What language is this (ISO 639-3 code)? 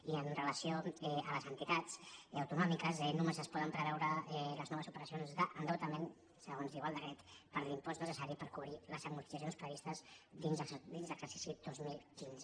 cat